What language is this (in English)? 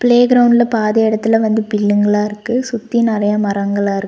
Tamil